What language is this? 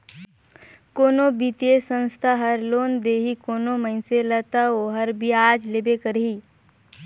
Chhattisgarhi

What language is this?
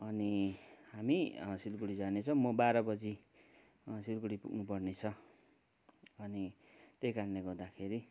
Nepali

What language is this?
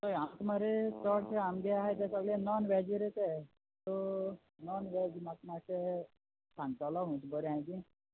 Konkani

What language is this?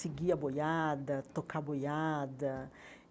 Portuguese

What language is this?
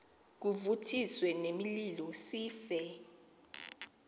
Xhosa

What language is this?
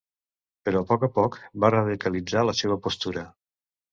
Catalan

